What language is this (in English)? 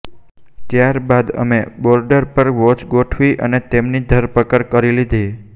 Gujarati